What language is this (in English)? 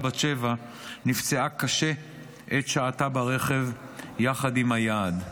Hebrew